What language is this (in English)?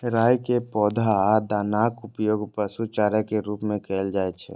Maithili